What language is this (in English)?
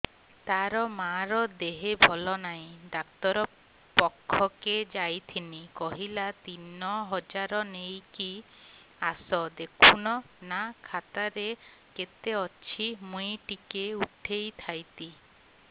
Odia